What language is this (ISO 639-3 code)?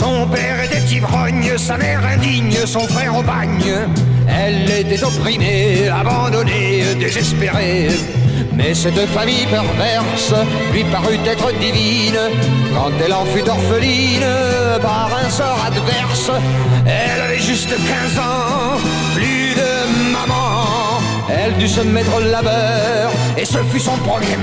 fra